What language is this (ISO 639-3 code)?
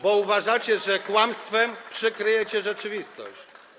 pol